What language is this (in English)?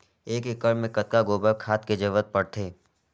Chhattisgarhi